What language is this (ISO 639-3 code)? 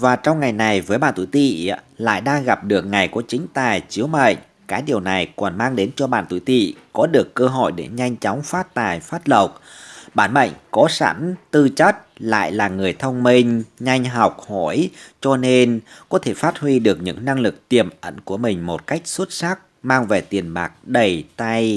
vie